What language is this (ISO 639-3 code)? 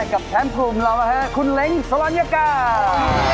tha